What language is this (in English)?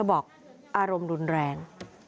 Thai